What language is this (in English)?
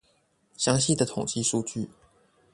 Chinese